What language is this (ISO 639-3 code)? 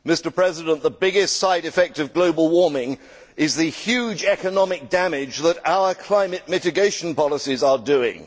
eng